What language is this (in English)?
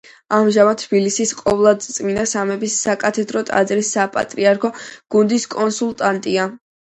Georgian